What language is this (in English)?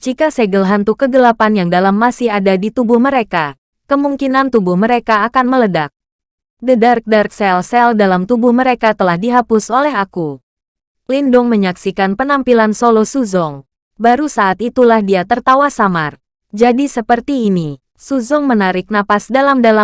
Indonesian